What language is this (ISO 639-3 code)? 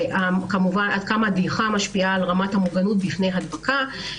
heb